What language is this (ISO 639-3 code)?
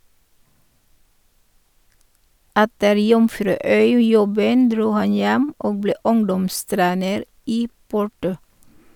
nor